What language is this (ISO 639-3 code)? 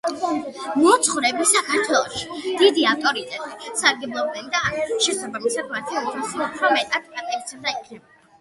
kat